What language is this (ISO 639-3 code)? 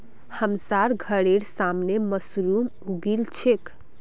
mag